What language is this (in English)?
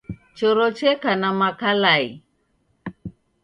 Taita